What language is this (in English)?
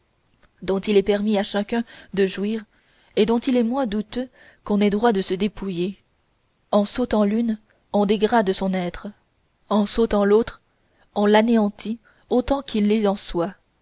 French